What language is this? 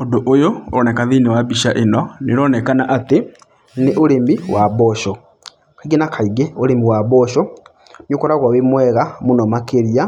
Kikuyu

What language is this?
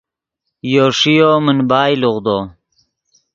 Yidgha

